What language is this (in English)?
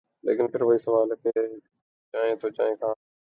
Urdu